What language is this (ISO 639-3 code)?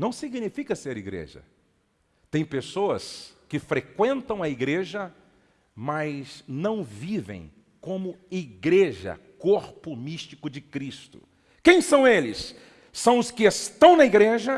por